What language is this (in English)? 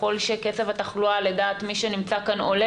Hebrew